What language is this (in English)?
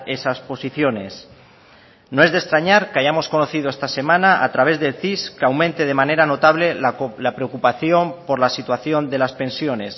Spanish